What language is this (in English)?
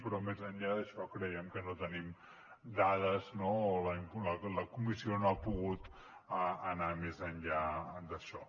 Catalan